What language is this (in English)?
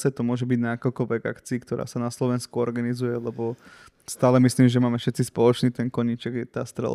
Slovak